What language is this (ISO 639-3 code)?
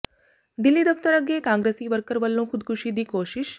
pan